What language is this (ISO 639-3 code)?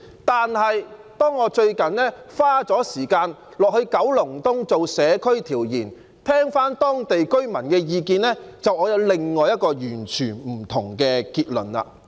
yue